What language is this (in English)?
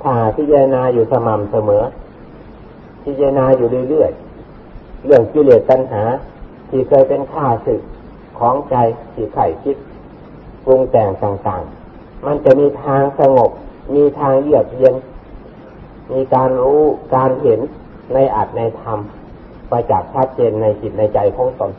Thai